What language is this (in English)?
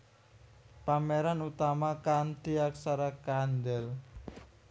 Javanese